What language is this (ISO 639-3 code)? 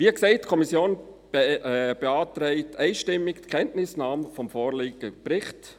gsw